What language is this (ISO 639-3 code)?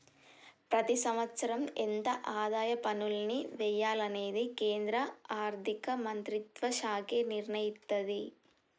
tel